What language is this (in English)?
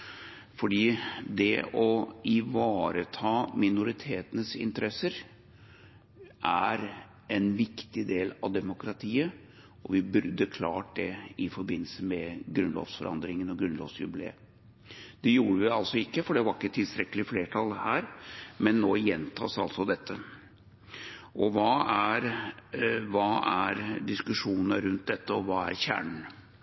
Norwegian Bokmål